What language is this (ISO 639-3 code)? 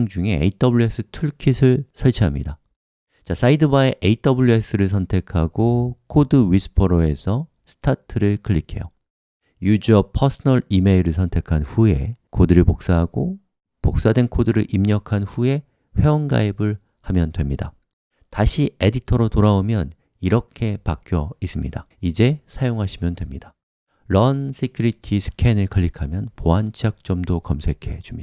kor